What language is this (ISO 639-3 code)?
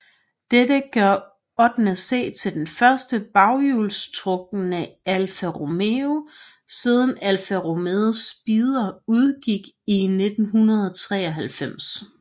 dan